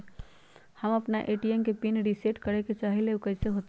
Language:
Magahi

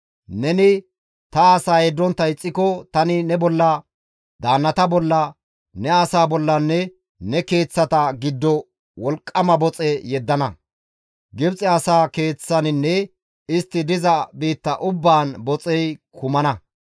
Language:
Gamo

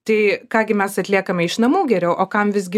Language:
Lithuanian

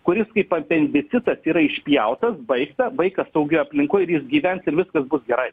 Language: Lithuanian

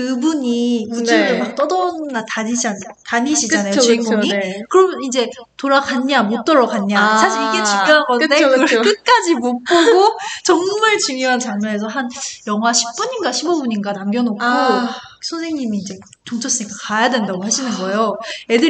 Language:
Korean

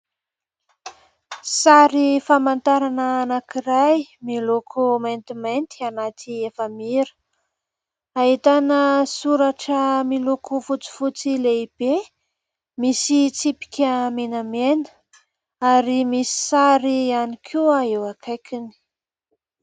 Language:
Malagasy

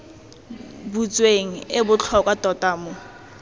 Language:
Tswana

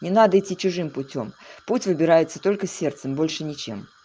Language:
Russian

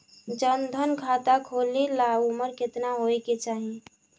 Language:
Bhojpuri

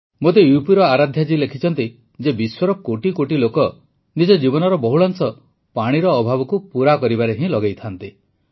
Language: Odia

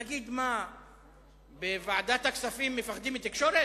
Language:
Hebrew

